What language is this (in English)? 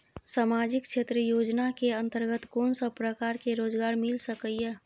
Maithili